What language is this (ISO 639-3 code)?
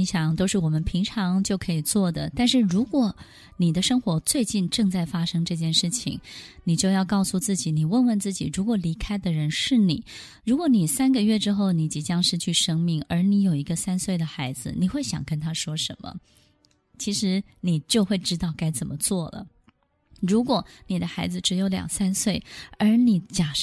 zho